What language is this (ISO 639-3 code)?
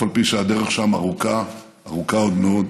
heb